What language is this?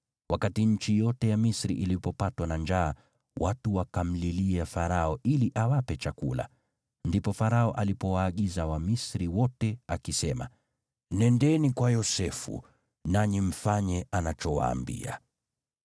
Swahili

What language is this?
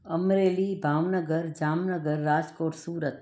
Sindhi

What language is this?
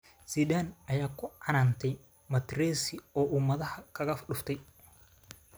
Somali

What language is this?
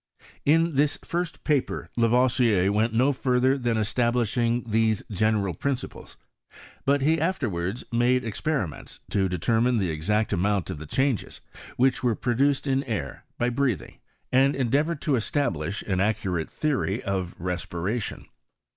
English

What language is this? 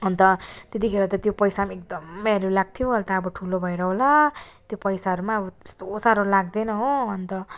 Nepali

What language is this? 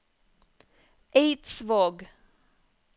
Norwegian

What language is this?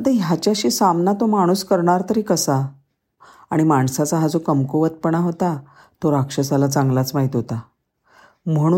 Marathi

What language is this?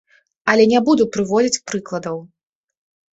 Belarusian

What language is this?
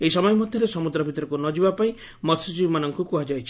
Odia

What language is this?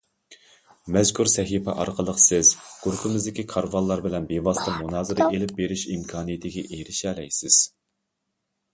Uyghur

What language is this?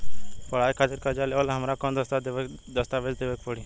Bhojpuri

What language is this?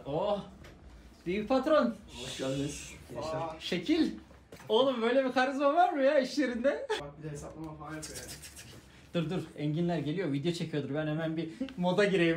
Turkish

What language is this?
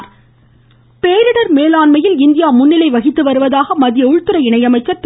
Tamil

